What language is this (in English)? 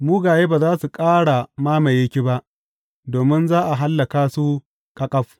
Hausa